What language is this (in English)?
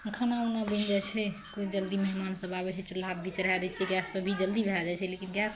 Maithili